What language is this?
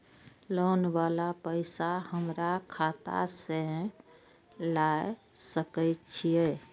Maithili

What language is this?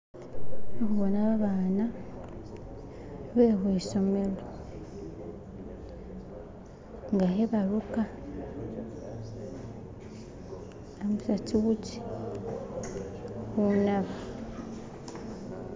Masaaba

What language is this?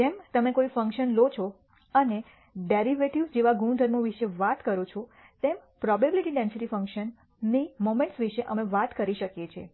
Gujarati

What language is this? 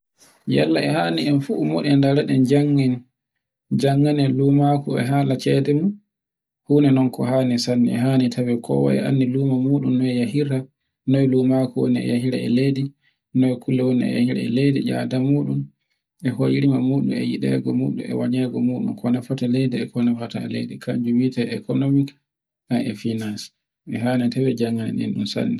Borgu Fulfulde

